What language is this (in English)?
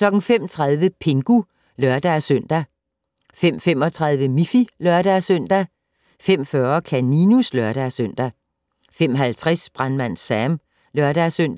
Danish